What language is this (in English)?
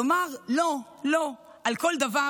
Hebrew